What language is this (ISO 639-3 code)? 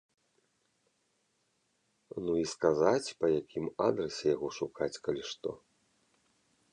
bel